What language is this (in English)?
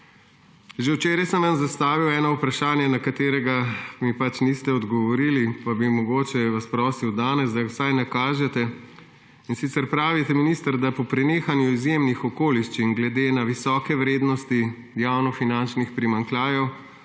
Slovenian